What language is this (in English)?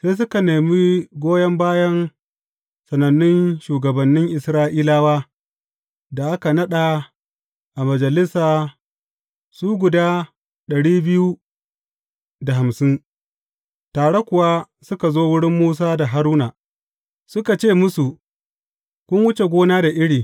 Hausa